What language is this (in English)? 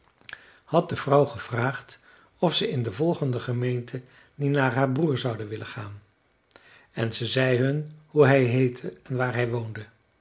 Dutch